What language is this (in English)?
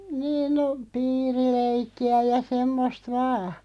Finnish